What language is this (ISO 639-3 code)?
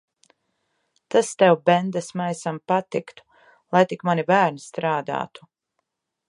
lav